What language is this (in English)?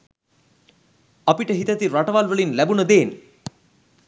Sinhala